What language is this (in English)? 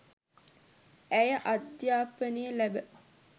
Sinhala